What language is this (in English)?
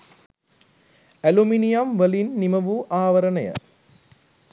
Sinhala